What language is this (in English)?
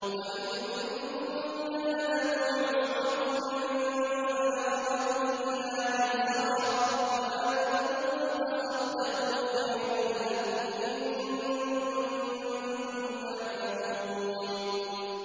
Arabic